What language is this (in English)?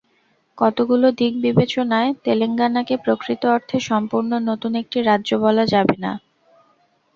Bangla